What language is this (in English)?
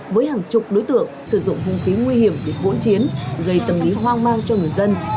Vietnamese